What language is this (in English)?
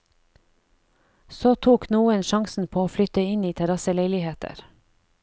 Norwegian